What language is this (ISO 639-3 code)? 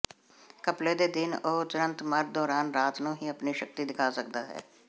pan